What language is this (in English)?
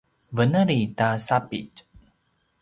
Paiwan